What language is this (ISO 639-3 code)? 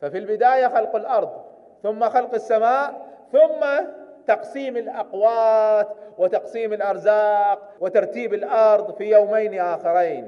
ara